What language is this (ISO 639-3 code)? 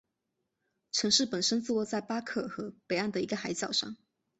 zho